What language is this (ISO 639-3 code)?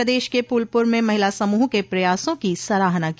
hin